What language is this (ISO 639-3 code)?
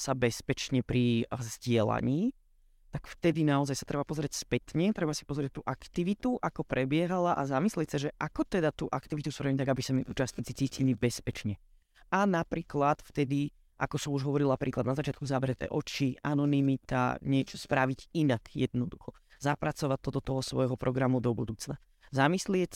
slk